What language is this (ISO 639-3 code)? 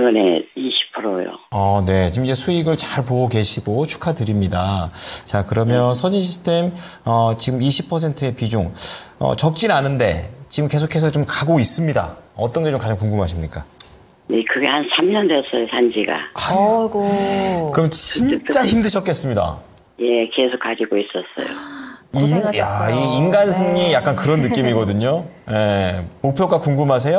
kor